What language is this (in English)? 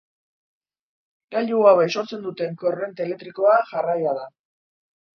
Basque